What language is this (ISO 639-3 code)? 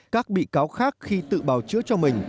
vie